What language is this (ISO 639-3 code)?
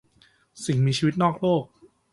tha